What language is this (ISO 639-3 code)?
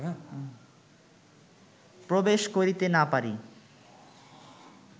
ben